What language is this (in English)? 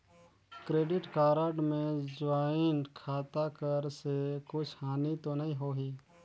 Chhattisgarhi